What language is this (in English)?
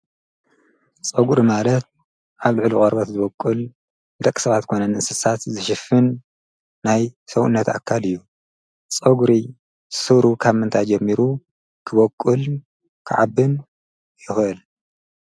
Tigrinya